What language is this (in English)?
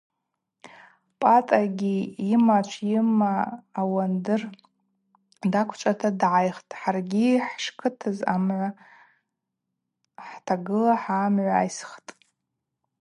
Abaza